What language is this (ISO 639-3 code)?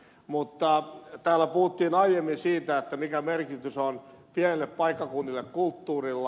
fin